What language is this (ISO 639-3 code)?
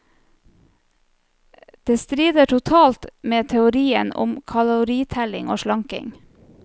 nor